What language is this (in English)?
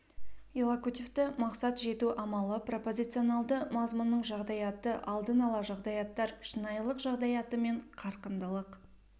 Kazakh